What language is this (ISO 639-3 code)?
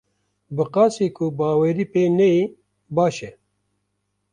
kur